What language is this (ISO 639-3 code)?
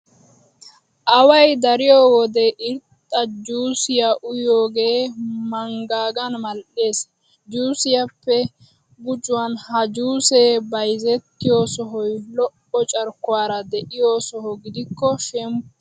wal